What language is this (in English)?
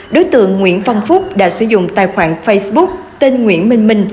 Vietnamese